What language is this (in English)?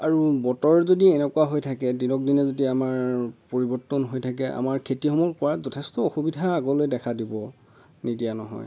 Assamese